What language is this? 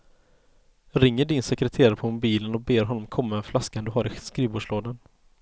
Swedish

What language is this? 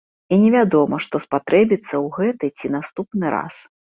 Belarusian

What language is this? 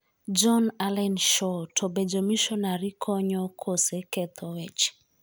Luo (Kenya and Tanzania)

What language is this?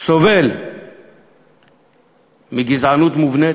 Hebrew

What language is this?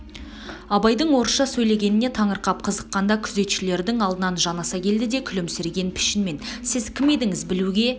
Kazakh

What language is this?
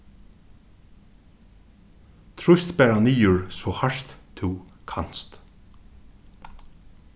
Faroese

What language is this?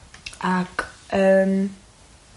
Welsh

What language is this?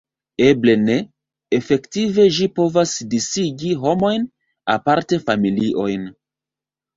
Esperanto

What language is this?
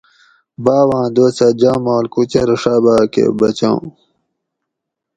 Gawri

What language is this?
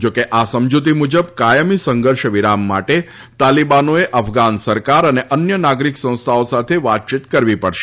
Gujarati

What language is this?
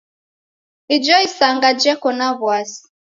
Taita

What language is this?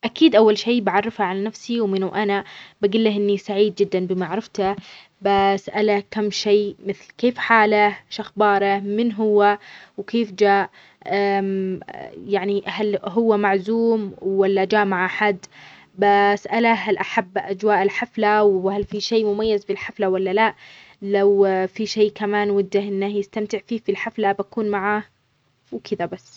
Omani Arabic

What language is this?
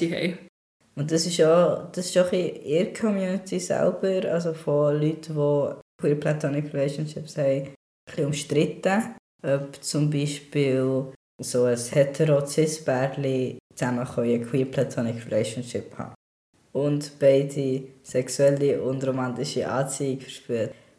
German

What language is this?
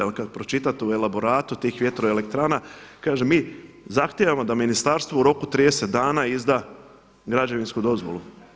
Croatian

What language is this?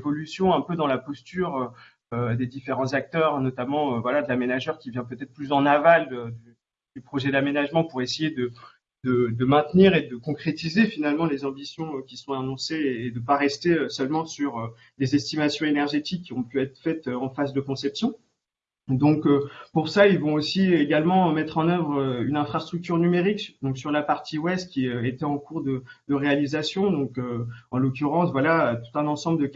French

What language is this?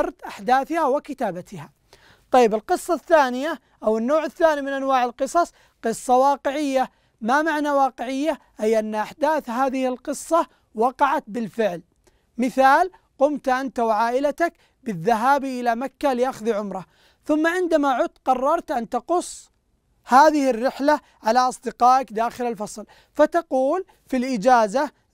Arabic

